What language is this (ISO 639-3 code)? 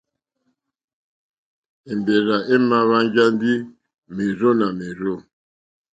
bri